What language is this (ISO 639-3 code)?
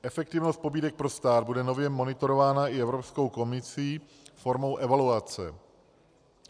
ces